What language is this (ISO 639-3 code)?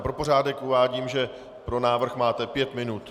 ces